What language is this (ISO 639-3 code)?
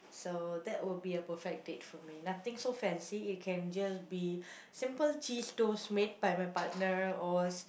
eng